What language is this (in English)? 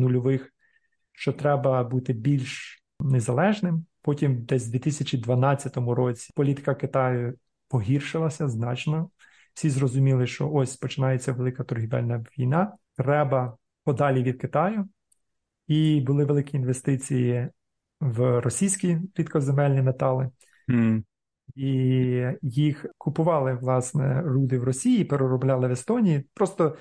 Ukrainian